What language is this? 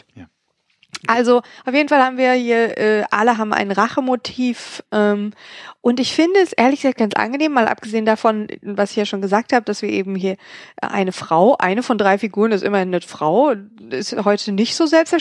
German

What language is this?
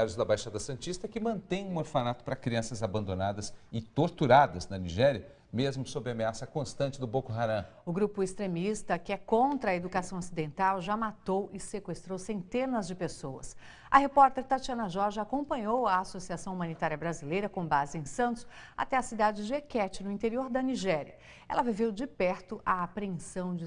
Portuguese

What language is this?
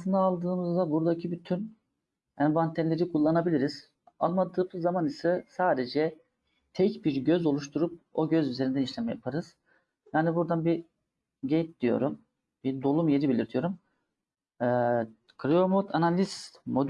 Turkish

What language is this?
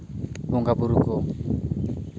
Santali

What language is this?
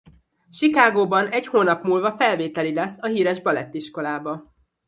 Hungarian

